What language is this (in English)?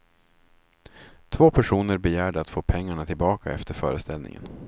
Swedish